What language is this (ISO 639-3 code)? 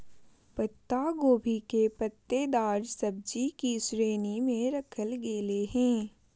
mag